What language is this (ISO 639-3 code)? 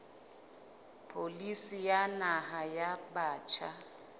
sot